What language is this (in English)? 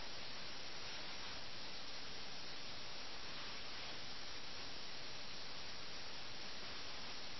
Malayalam